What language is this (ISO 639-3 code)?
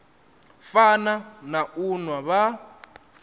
ven